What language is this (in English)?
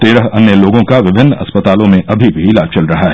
Hindi